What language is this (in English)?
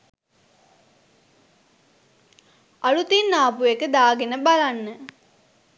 Sinhala